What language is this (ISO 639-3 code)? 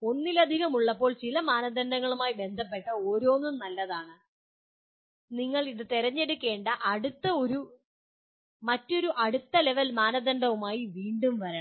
mal